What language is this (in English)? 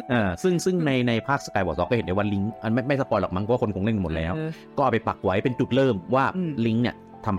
Thai